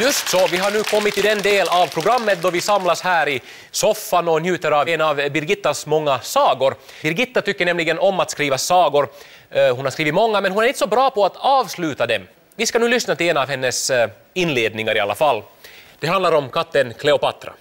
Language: Swedish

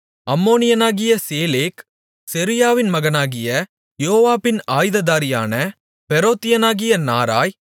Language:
Tamil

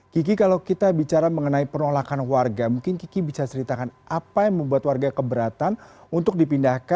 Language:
Indonesian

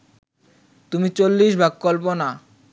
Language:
Bangla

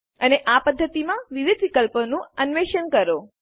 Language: Gujarati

